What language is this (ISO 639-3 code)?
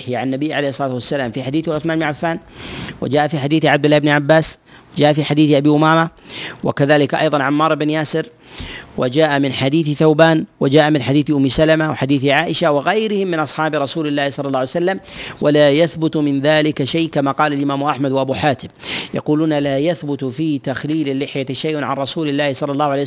ara